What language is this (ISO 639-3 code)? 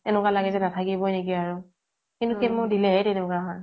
asm